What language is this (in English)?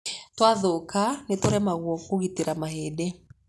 Kikuyu